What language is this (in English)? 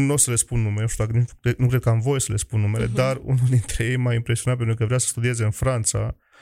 Romanian